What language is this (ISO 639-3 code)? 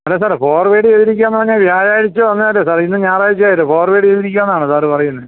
mal